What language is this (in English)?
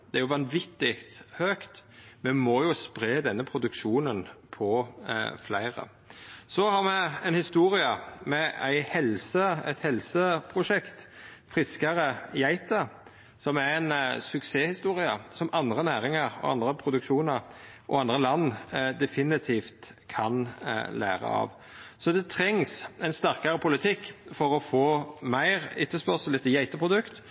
Norwegian Nynorsk